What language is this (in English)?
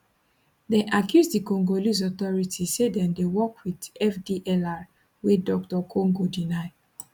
Nigerian Pidgin